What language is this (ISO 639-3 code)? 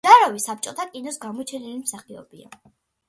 kat